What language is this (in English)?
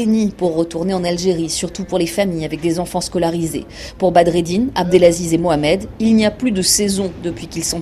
French